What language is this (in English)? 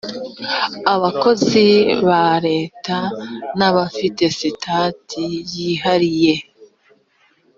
Kinyarwanda